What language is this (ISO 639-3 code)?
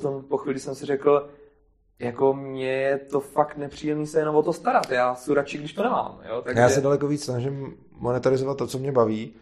ces